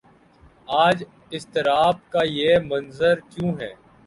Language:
Urdu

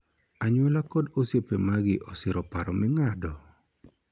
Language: Luo (Kenya and Tanzania)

